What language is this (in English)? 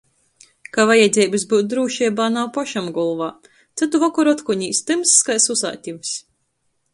Latgalian